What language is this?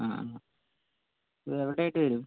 Malayalam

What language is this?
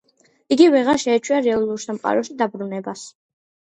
Georgian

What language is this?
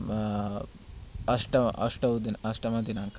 Sanskrit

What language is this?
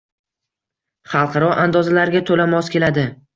Uzbek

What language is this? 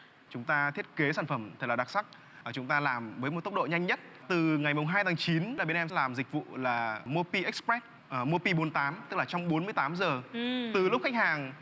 Vietnamese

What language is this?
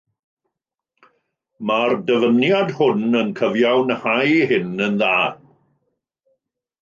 Welsh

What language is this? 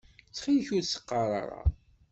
Kabyle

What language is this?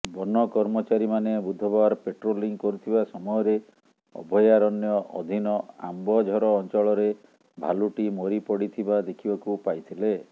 Odia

